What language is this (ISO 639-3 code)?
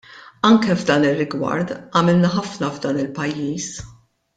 mlt